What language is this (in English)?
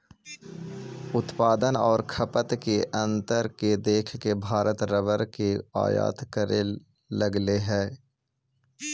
Magahi